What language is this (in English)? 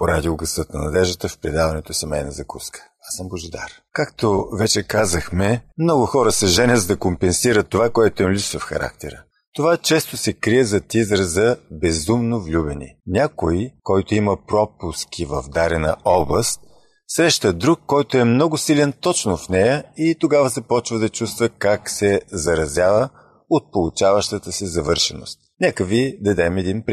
Bulgarian